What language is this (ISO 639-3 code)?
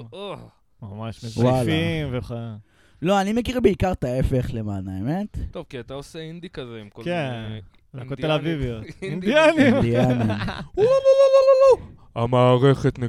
heb